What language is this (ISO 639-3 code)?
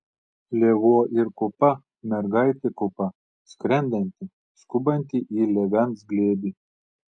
lit